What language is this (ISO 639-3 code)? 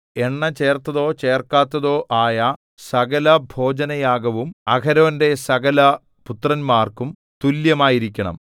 mal